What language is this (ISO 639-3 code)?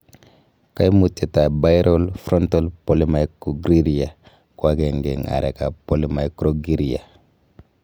kln